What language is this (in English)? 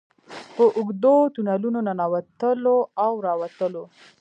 Pashto